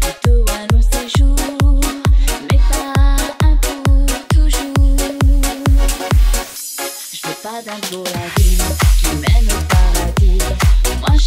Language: Romanian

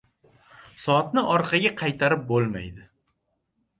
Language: Uzbek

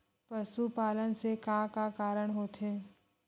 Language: Chhattisgarhi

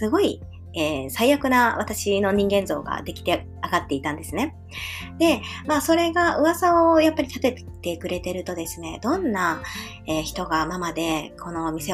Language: Japanese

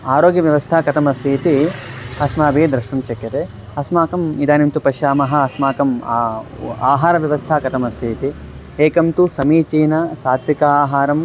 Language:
Sanskrit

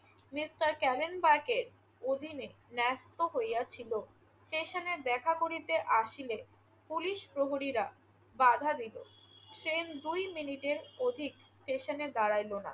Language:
Bangla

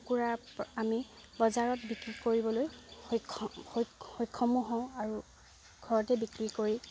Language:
Assamese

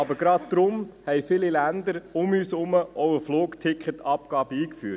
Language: Swiss German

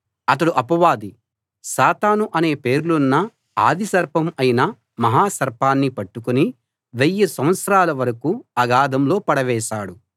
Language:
Telugu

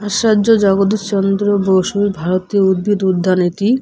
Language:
Bangla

